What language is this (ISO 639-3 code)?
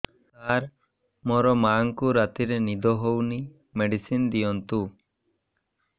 ori